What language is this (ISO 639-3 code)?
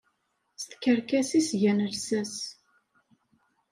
kab